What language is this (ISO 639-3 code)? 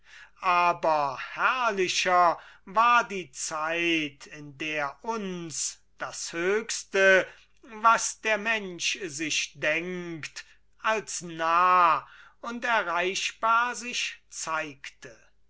deu